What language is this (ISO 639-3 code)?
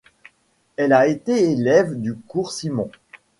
fra